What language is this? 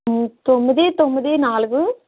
Telugu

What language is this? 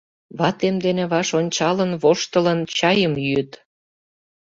Mari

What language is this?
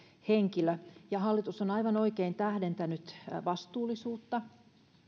Finnish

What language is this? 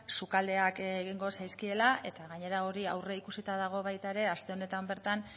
Basque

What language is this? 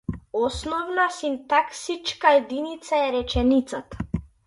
Macedonian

